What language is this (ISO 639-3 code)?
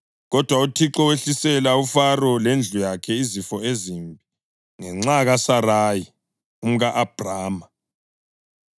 nde